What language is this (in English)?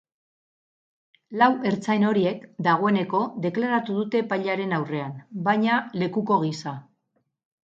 Basque